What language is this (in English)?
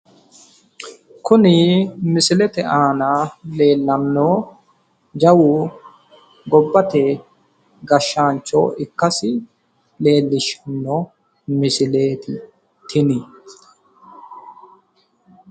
Sidamo